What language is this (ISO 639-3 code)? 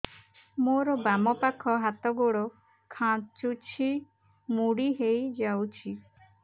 ori